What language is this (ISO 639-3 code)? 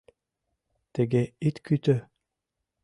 chm